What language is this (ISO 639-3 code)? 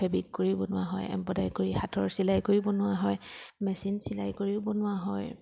asm